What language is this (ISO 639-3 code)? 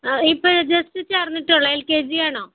mal